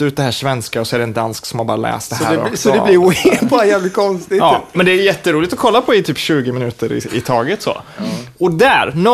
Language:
Swedish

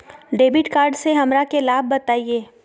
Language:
Magahi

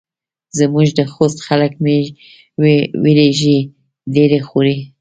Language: Pashto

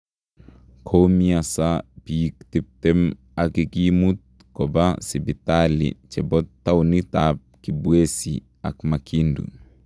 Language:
Kalenjin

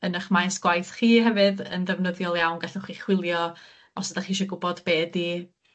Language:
Welsh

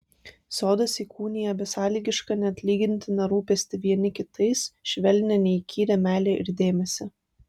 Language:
Lithuanian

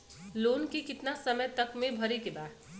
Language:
Bhojpuri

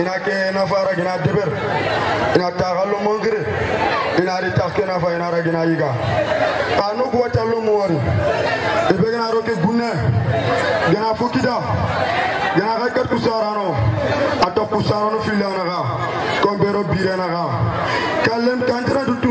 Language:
Indonesian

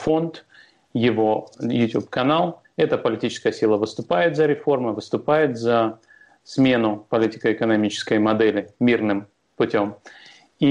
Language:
Russian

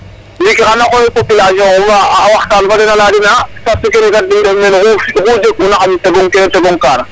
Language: Serer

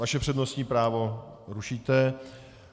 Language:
Czech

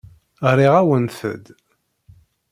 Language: Kabyle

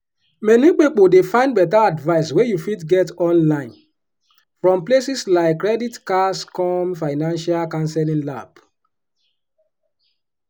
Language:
Nigerian Pidgin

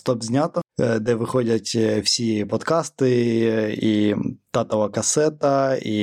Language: Ukrainian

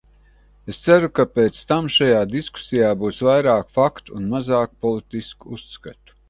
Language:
Latvian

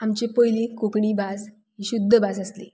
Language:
Konkani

